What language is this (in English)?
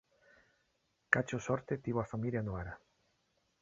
Galician